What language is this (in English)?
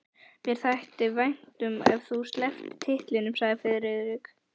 Icelandic